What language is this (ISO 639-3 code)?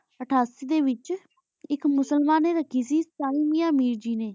pan